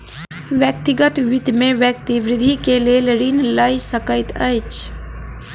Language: Maithili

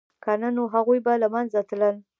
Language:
Pashto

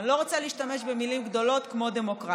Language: Hebrew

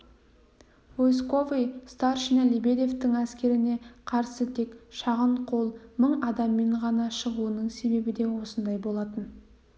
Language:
Kazakh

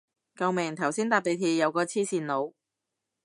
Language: Cantonese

